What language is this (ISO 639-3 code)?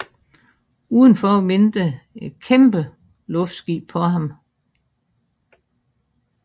dan